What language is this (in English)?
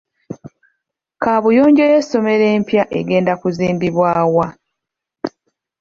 Ganda